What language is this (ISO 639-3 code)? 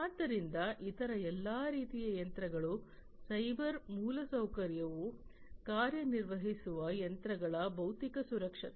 kan